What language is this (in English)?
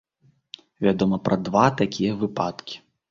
Belarusian